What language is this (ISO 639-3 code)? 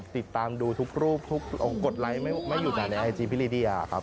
tha